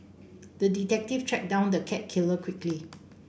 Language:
English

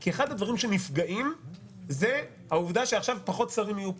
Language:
Hebrew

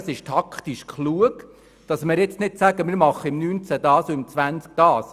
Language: Swiss German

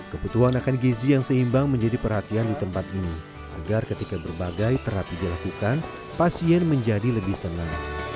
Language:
Indonesian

